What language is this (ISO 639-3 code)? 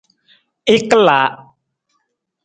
nmz